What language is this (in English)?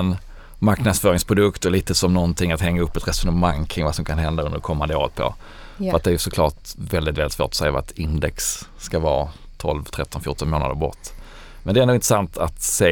Swedish